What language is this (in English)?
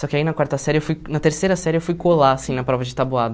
Portuguese